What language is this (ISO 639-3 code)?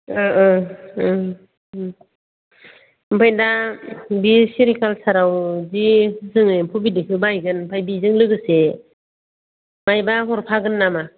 brx